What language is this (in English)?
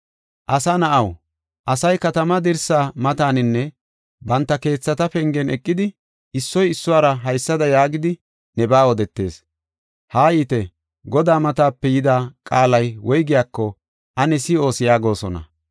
Gofa